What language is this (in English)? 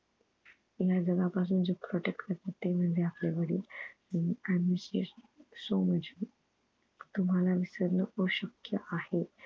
Marathi